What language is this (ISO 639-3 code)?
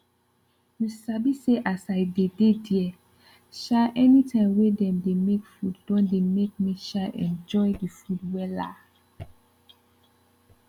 pcm